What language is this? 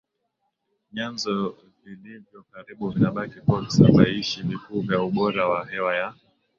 Swahili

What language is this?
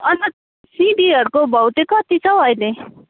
Nepali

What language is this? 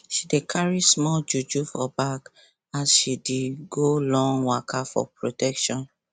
Nigerian Pidgin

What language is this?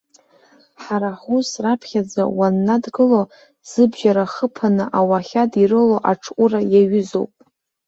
Abkhazian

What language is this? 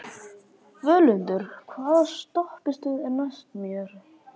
Icelandic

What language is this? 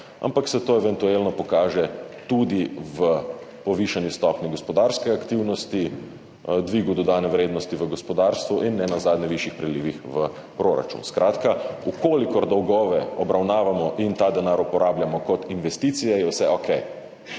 Slovenian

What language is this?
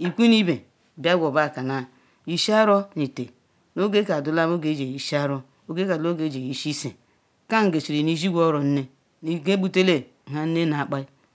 Ikwere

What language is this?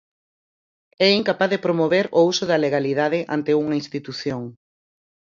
Galician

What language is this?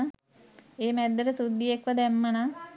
Sinhala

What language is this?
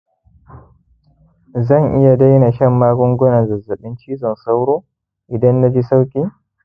Hausa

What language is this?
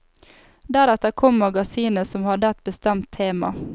Norwegian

